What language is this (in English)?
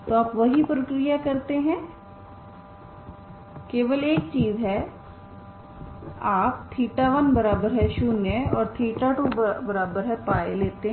Hindi